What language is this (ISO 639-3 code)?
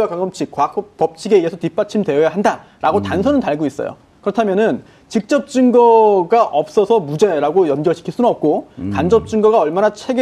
kor